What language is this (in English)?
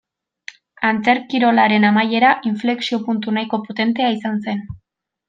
Basque